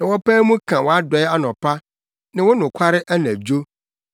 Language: Akan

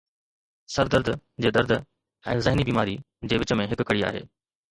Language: Sindhi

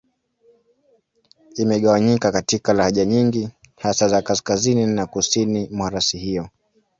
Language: Swahili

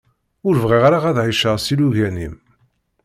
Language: Kabyle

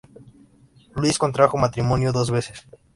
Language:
Spanish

